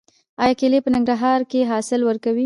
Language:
Pashto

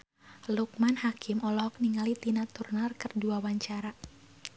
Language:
Sundanese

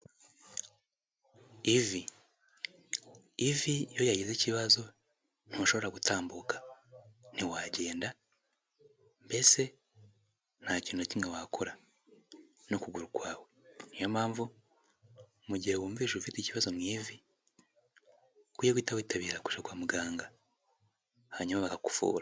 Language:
Kinyarwanda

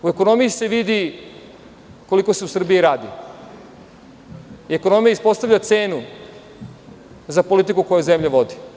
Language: Serbian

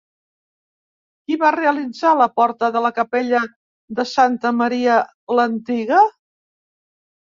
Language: Catalan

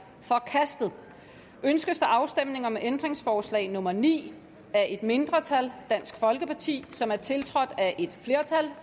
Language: Danish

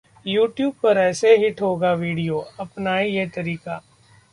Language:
Hindi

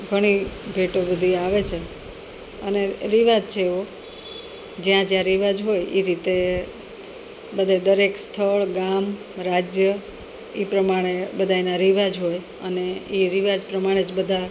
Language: Gujarati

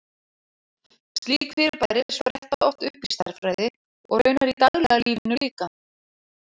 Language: Icelandic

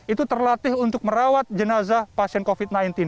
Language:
Indonesian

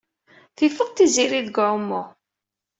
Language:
Kabyle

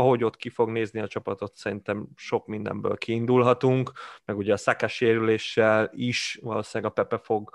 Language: Hungarian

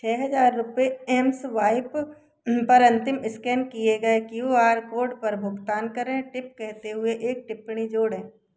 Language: Hindi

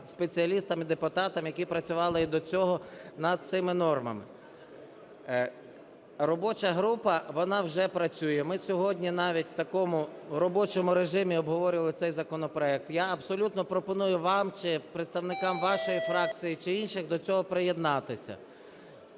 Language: Ukrainian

